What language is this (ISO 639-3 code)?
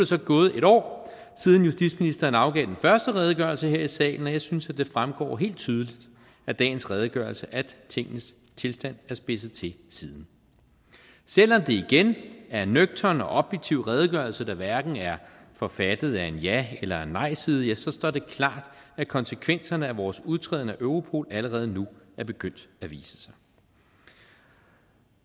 dan